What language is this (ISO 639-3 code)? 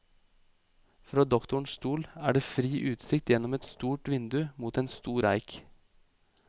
nor